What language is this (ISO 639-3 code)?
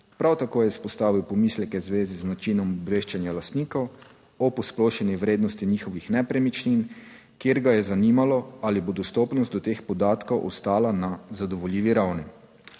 slv